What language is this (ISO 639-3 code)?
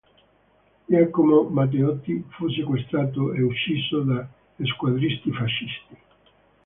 ita